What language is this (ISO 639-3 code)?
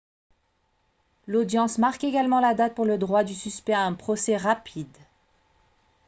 fra